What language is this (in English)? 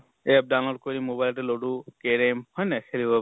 Assamese